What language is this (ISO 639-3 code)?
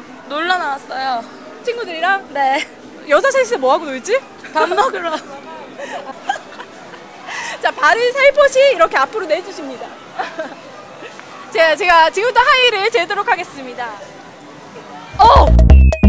kor